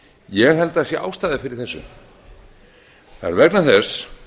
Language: Icelandic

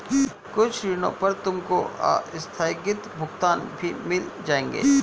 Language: Hindi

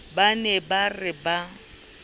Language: Southern Sotho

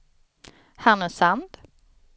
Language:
Swedish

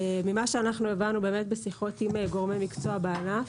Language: Hebrew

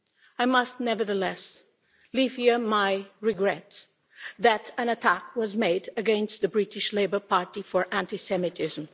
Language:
English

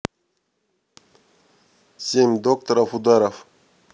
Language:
Russian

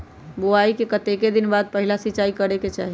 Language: Magahi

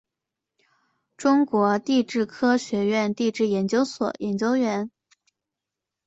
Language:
Chinese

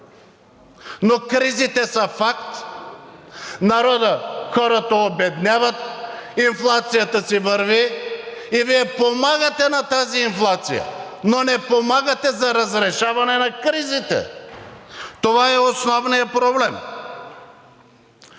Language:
Bulgarian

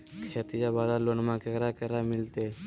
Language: Magahi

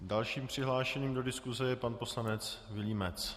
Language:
Czech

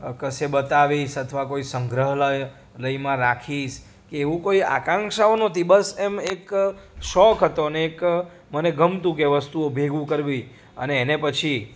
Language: Gujarati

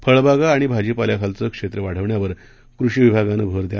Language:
Marathi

